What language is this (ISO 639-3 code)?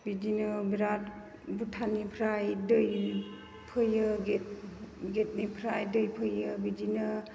brx